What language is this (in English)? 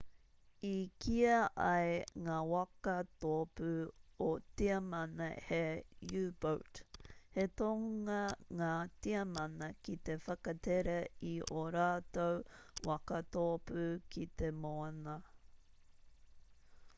Māori